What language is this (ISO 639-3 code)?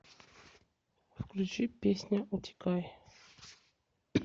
rus